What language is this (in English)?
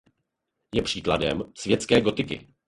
Czech